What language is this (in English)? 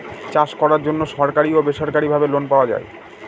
Bangla